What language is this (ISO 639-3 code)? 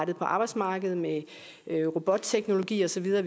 dan